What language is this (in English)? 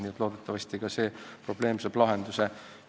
Estonian